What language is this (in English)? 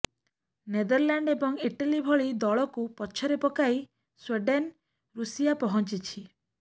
Odia